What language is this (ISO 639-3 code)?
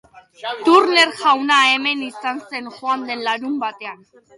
eus